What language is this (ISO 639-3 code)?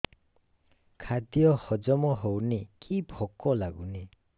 ori